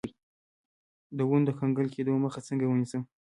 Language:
Pashto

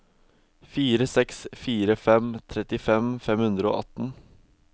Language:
Norwegian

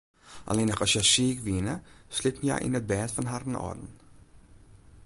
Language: Western Frisian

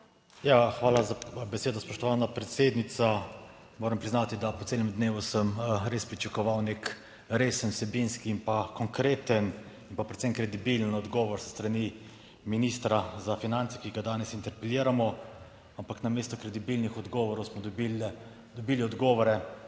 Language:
Slovenian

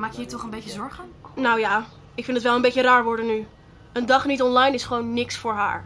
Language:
Dutch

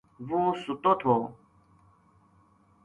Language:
Gujari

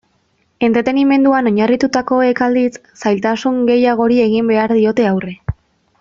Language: Basque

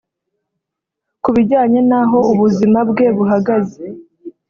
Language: Kinyarwanda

